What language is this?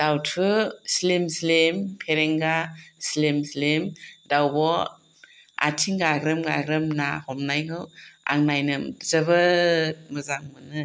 Bodo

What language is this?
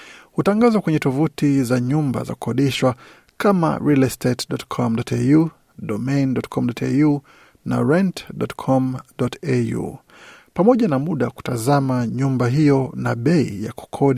Swahili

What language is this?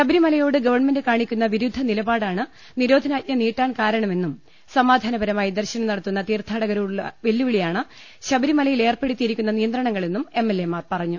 Malayalam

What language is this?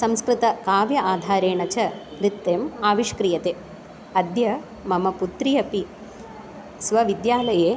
Sanskrit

